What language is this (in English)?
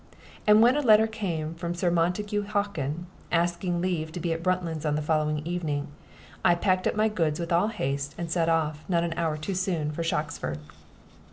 English